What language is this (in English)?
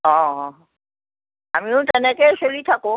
Assamese